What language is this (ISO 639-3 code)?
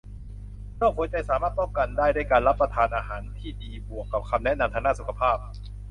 tha